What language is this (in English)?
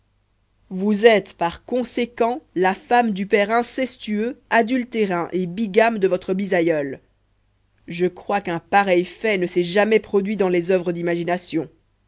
French